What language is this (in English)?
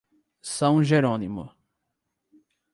Portuguese